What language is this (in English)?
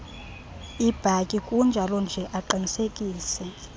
Xhosa